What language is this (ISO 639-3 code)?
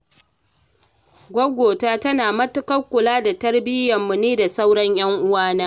hau